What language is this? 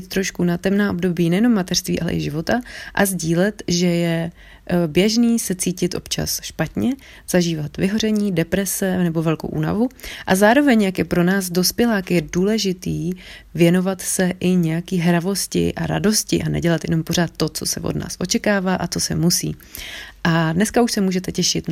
Czech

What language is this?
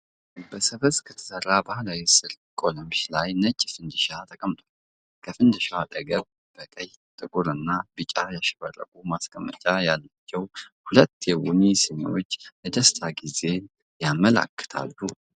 Amharic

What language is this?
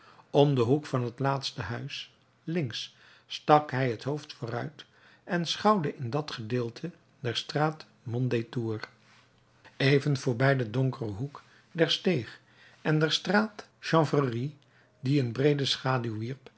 Dutch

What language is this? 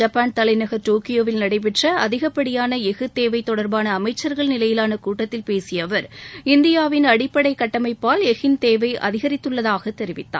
Tamil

